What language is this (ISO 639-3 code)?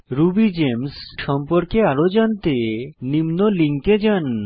ben